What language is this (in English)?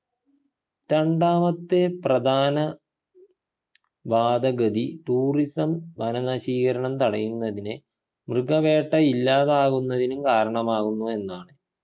Malayalam